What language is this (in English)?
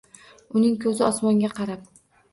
Uzbek